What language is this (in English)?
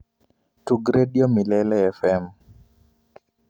Luo (Kenya and Tanzania)